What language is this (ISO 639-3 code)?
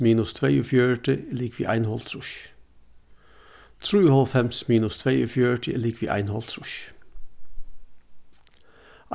fao